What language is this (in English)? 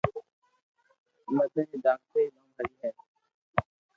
Loarki